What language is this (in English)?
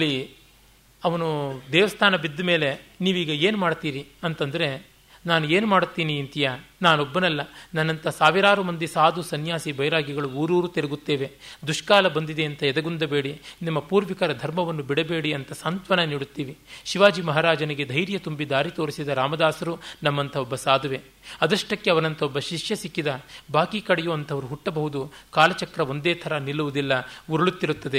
Kannada